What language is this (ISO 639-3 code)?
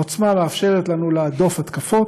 heb